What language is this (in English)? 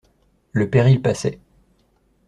French